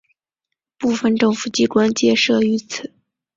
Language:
Chinese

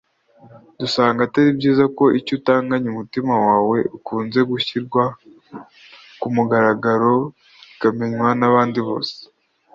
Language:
Kinyarwanda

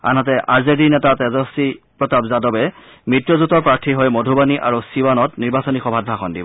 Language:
Assamese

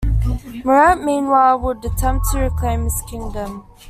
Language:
English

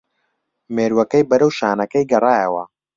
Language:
Central Kurdish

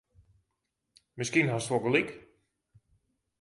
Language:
Western Frisian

